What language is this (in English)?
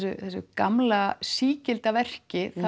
Icelandic